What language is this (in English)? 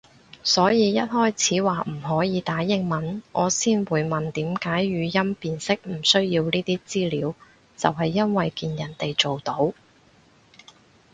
Cantonese